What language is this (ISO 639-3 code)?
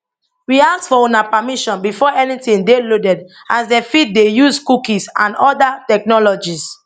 pcm